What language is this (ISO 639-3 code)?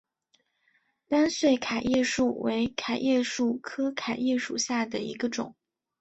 zho